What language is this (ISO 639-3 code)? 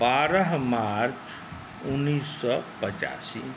mai